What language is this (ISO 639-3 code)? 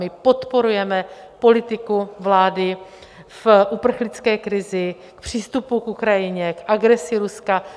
ces